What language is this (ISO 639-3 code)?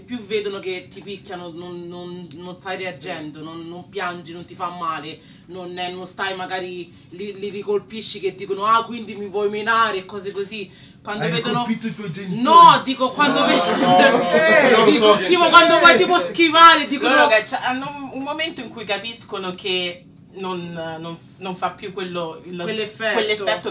ita